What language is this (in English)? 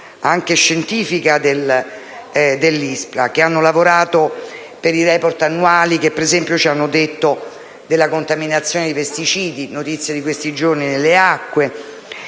Italian